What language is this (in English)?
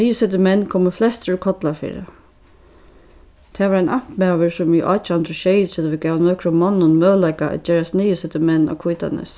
Faroese